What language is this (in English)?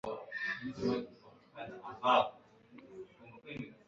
Kinyarwanda